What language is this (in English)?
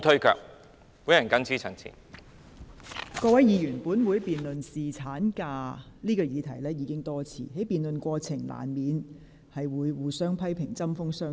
Cantonese